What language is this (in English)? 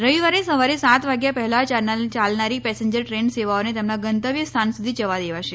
Gujarati